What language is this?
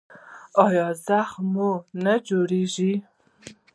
Pashto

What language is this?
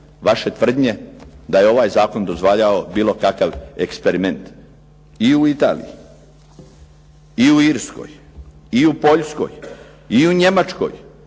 Croatian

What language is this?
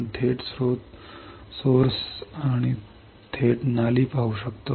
Marathi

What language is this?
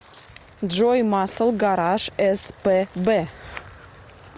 Russian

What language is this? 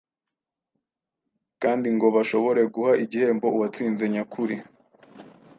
Kinyarwanda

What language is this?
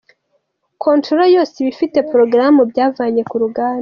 Kinyarwanda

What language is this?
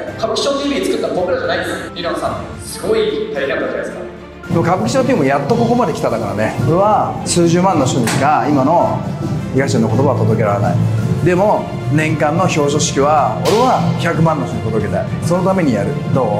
Japanese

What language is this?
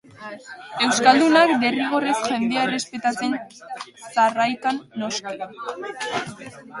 Basque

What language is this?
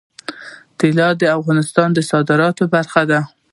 Pashto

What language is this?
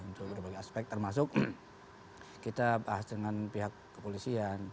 Indonesian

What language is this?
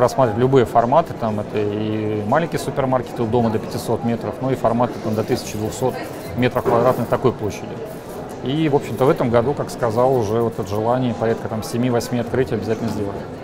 Russian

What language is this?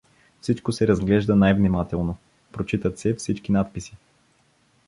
Bulgarian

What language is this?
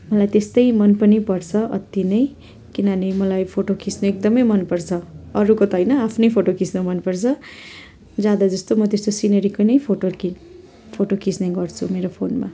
Nepali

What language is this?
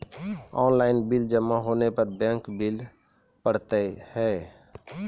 Maithili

